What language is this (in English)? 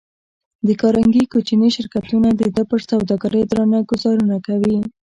Pashto